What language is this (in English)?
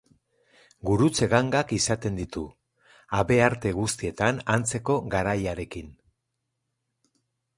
Basque